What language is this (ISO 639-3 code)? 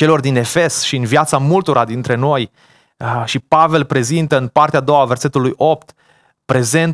ron